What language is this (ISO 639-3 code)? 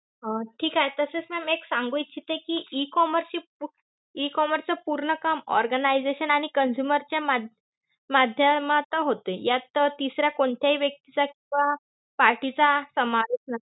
mar